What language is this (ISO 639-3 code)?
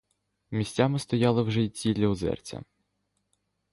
ukr